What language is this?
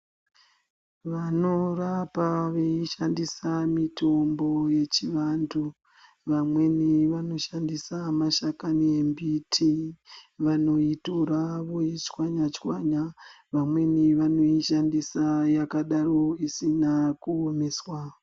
Ndau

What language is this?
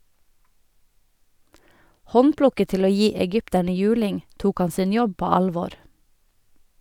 Norwegian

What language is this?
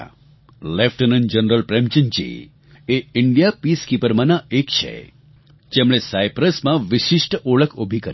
Gujarati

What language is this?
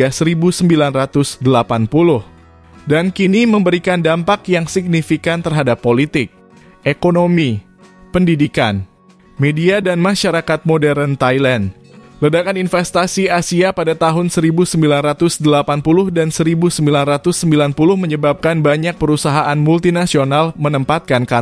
Indonesian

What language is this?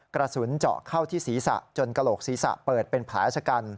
Thai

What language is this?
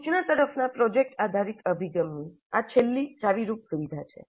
Gujarati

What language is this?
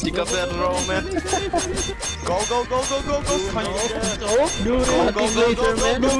English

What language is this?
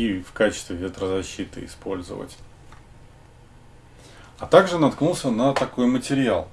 Russian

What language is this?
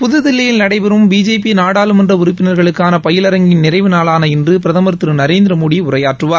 Tamil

